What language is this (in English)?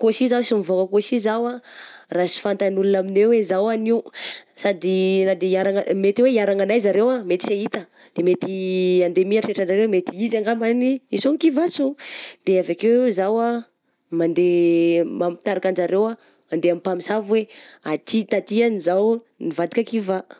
Southern Betsimisaraka Malagasy